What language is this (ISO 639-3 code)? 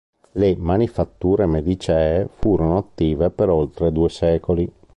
ita